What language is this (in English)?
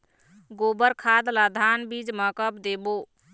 Chhattisgarhi